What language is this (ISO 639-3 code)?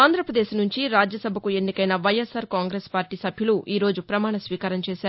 tel